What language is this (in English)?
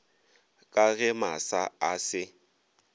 Northern Sotho